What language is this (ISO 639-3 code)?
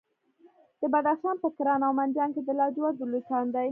pus